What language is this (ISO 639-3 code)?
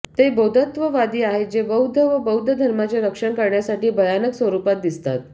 mar